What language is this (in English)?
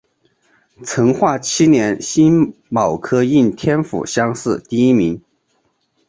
Chinese